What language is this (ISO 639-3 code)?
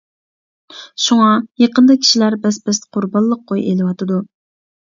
uig